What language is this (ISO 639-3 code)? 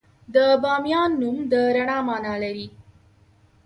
pus